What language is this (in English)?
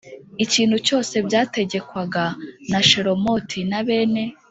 Kinyarwanda